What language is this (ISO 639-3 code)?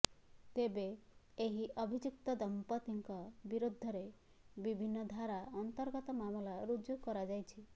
ori